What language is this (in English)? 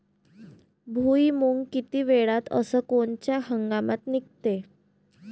Marathi